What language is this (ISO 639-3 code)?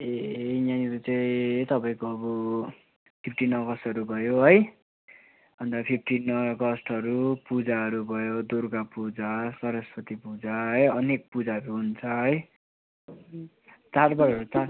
nep